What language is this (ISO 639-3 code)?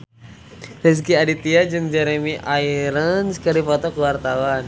sun